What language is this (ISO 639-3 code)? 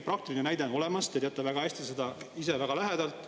est